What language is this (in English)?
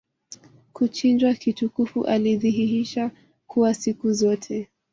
Swahili